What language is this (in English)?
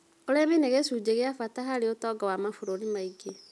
Kikuyu